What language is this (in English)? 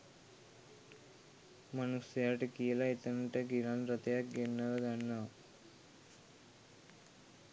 Sinhala